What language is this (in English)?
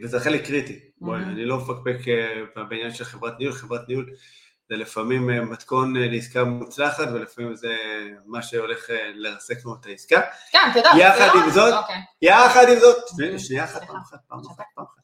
Hebrew